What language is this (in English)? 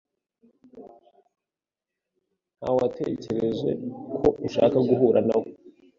Kinyarwanda